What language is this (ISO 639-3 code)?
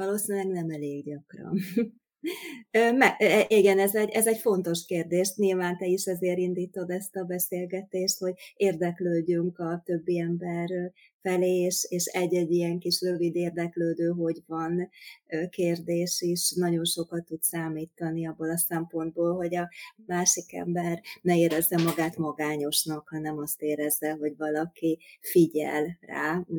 hun